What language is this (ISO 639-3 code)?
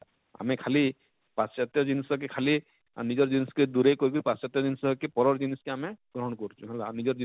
ori